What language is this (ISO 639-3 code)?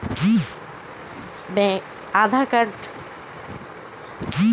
ben